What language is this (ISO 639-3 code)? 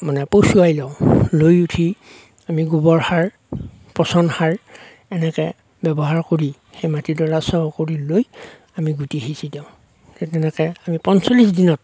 asm